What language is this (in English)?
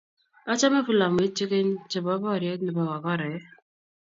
Kalenjin